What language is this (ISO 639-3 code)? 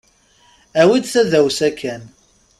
kab